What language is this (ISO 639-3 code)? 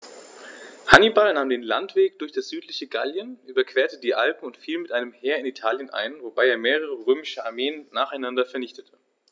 deu